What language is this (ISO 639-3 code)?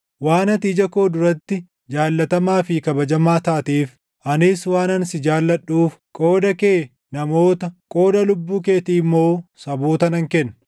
orm